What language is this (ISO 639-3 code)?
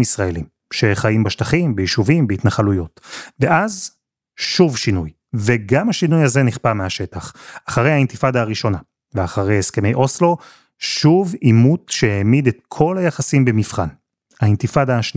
heb